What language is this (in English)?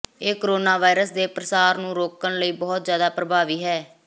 Punjabi